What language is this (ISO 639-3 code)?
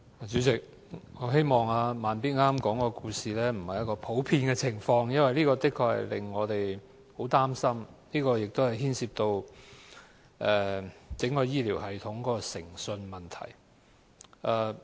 yue